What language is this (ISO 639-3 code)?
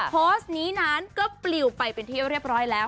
tha